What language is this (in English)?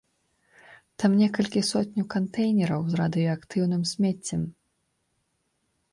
Belarusian